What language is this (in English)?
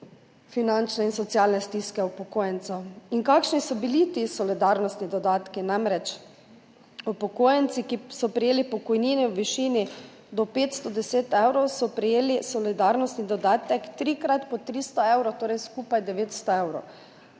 Slovenian